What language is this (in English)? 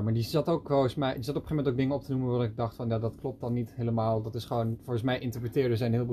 Dutch